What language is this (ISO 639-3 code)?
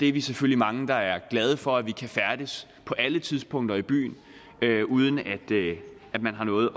dan